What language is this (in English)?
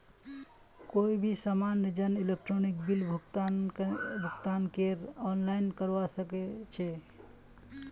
Magahi